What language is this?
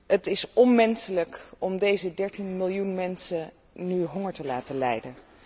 Dutch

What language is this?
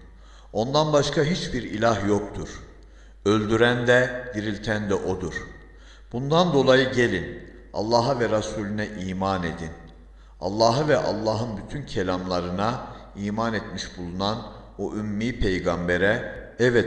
Turkish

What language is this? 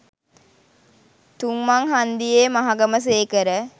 Sinhala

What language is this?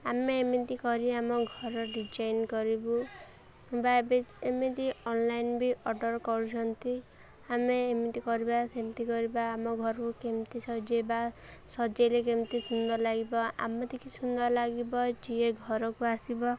Odia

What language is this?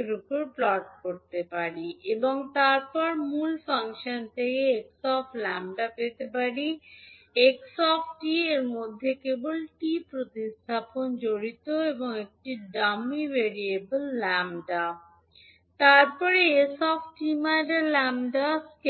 Bangla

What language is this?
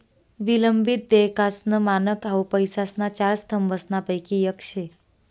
Marathi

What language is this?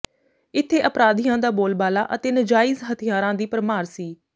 Punjabi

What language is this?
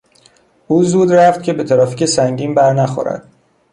Persian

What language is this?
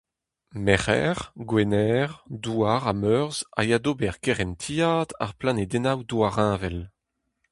Breton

